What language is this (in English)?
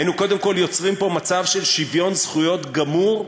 Hebrew